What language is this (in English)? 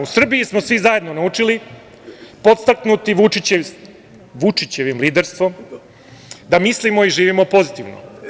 Serbian